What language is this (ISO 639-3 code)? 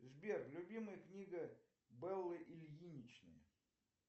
rus